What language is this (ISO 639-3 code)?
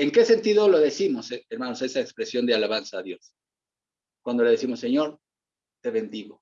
spa